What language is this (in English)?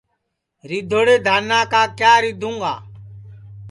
Sansi